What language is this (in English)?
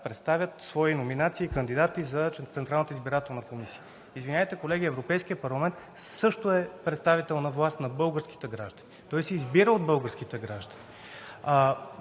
Bulgarian